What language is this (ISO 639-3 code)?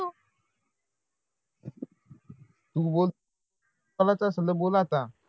mar